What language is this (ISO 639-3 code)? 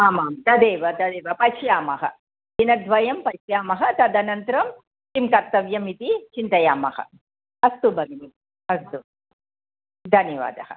san